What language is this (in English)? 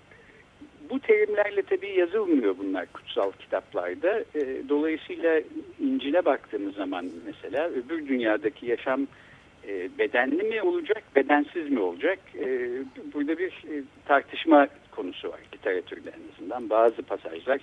Turkish